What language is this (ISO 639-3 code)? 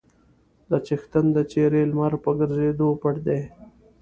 pus